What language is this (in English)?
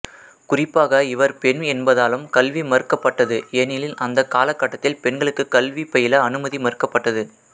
Tamil